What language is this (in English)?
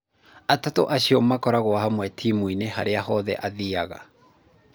Kikuyu